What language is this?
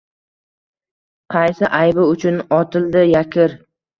Uzbek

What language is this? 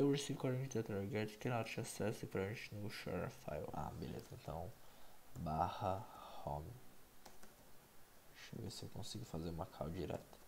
Portuguese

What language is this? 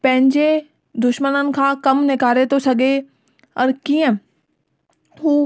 Sindhi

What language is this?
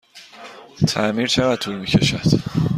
Persian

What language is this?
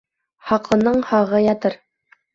Bashkir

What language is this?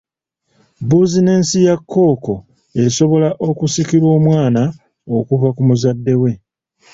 Ganda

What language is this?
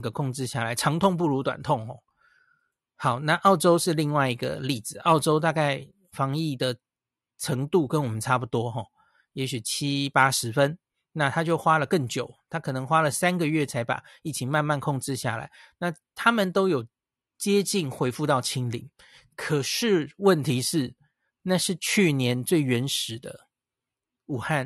Chinese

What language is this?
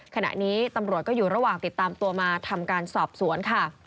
Thai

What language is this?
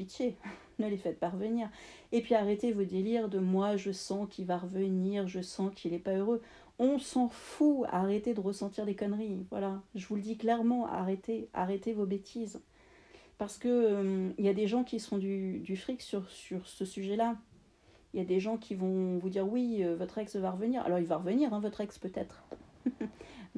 French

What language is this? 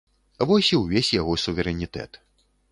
Belarusian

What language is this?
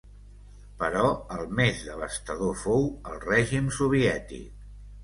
Catalan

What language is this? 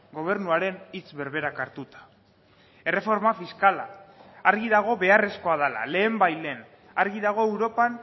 Basque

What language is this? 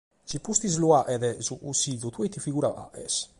Sardinian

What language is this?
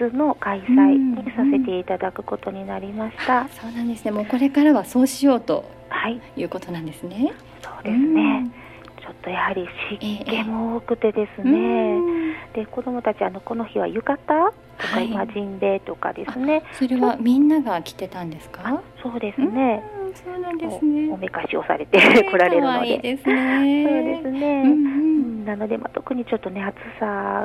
Japanese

